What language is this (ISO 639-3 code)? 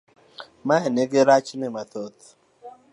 luo